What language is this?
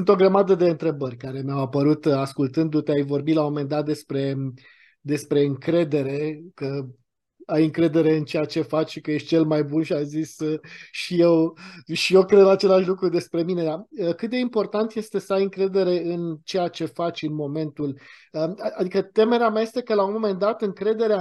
Romanian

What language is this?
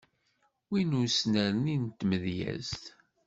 Kabyle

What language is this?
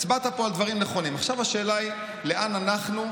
Hebrew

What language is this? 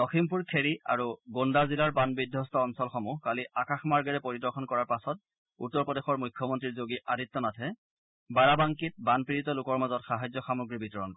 Assamese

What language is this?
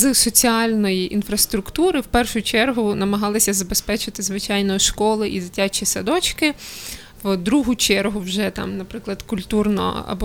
Ukrainian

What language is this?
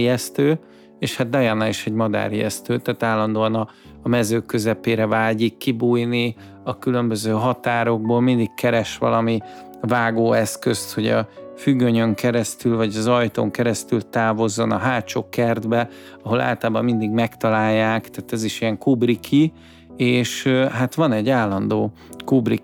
Hungarian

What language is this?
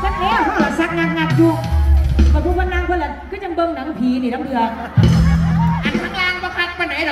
Thai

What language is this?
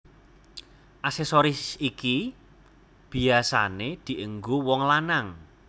Javanese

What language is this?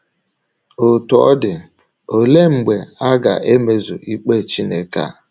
Igbo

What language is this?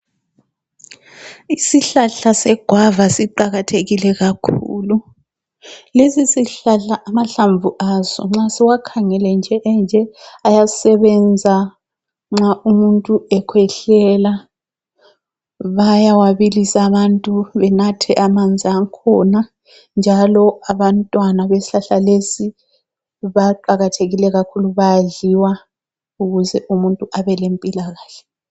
North Ndebele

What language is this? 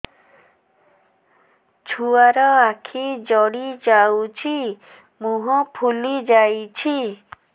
Odia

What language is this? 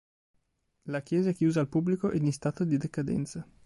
Italian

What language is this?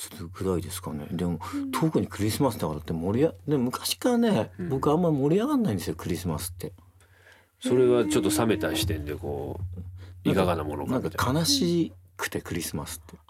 Japanese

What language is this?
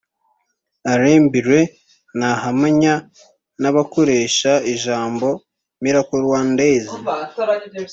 Kinyarwanda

